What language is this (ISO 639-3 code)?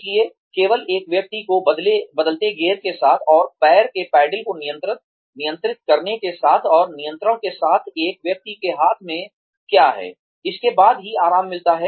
hin